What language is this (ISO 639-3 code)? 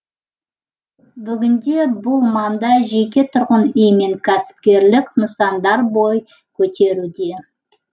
kaz